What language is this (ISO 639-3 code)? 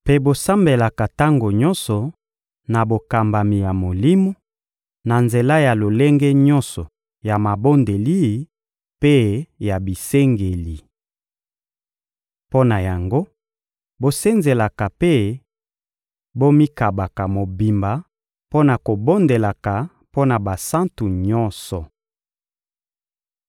lin